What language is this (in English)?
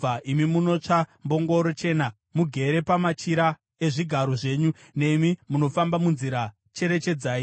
Shona